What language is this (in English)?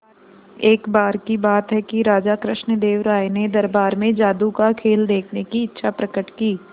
Hindi